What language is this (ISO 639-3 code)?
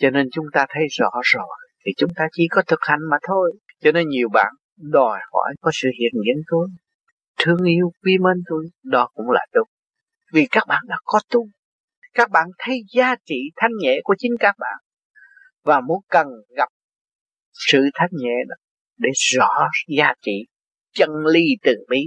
vie